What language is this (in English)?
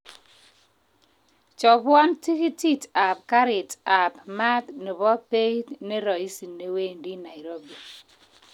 Kalenjin